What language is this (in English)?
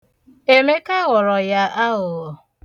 Igbo